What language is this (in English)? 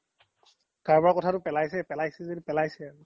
Assamese